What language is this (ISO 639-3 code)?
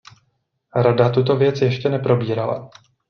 ces